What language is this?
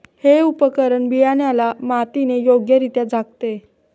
Marathi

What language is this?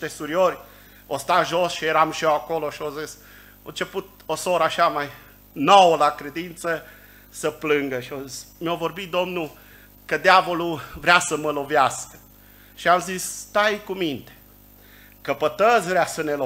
Romanian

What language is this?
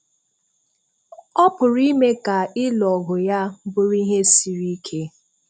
Igbo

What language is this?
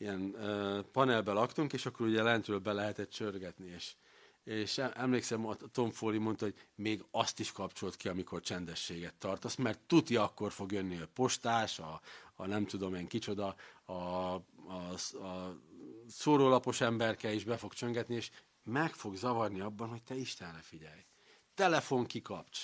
Hungarian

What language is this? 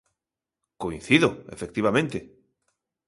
Galician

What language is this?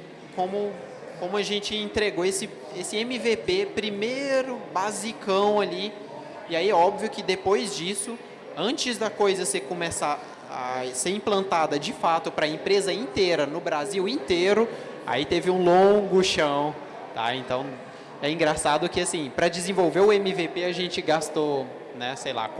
Portuguese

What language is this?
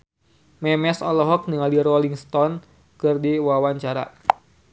Sundanese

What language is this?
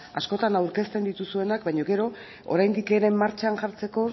Basque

